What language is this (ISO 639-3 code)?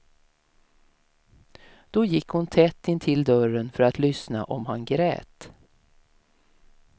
swe